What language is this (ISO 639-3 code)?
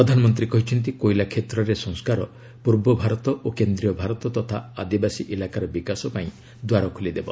ori